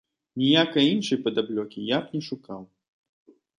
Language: Belarusian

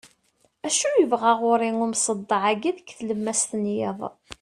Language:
Kabyle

